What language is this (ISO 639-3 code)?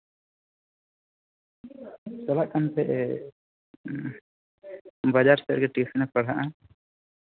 sat